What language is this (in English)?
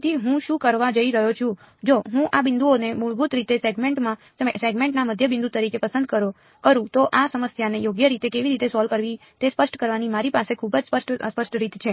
Gujarati